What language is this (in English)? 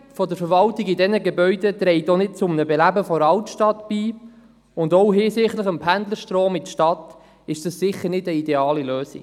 Swiss German